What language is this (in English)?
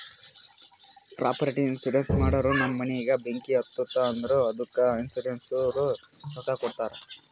Kannada